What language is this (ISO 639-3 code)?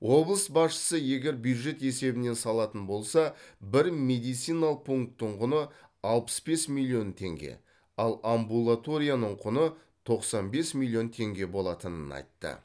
kaz